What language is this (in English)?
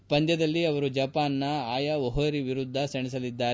Kannada